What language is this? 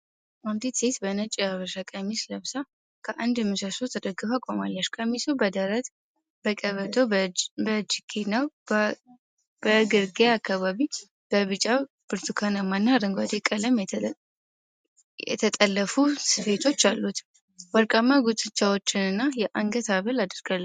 Amharic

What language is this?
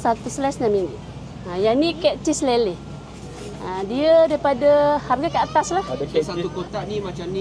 Malay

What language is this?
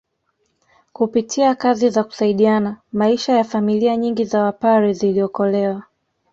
Swahili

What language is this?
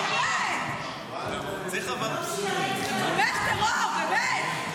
Hebrew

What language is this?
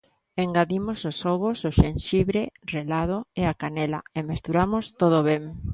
Galician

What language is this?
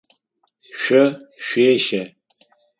Adyghe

